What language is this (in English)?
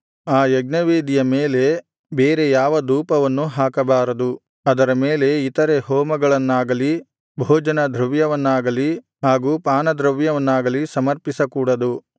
Kannada